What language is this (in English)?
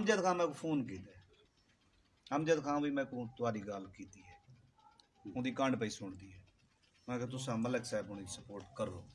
Arabic